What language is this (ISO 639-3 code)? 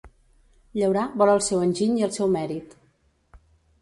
cat